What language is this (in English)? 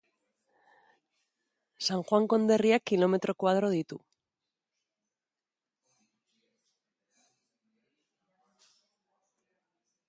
Basque